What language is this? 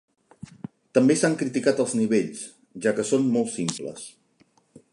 Catalan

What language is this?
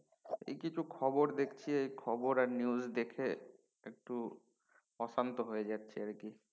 Bangla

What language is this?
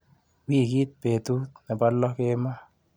Kalenjin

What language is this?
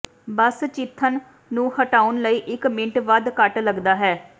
Punjabi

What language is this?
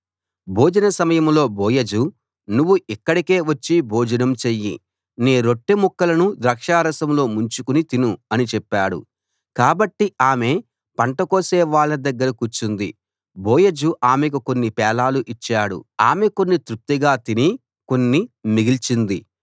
Telugu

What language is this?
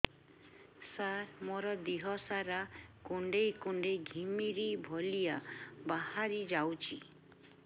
Odia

